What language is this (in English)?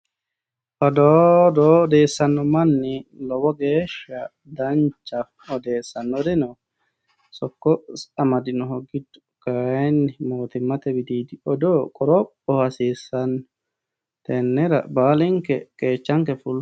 Sidamo